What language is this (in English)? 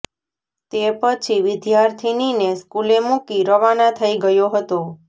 Gujarati